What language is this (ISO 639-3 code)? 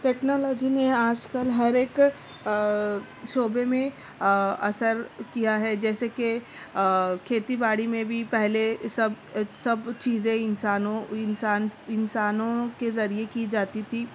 urd